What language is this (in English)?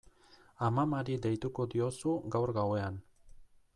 Basque